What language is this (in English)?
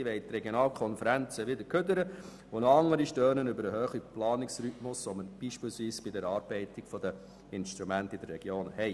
Swiss German